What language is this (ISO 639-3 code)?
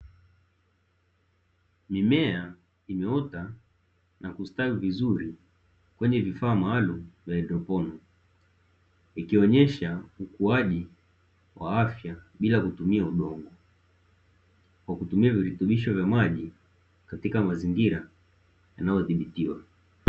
swa